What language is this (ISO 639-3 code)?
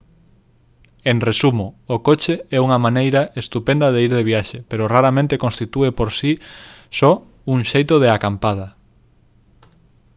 glg